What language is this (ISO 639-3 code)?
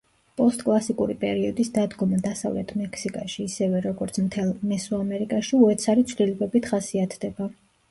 kat